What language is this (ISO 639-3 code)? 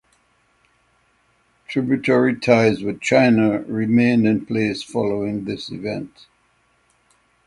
eng